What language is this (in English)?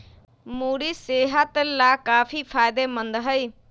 Magahi